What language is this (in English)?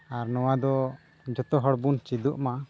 Santali